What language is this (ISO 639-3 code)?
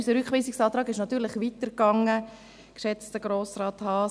gsw